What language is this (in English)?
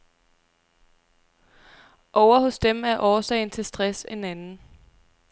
Danish